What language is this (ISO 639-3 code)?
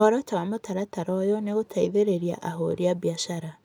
kik